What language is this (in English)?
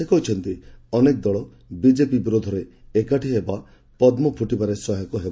Odia